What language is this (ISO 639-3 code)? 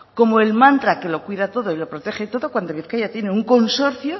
spa